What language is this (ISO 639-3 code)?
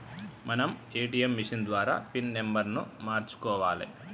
tel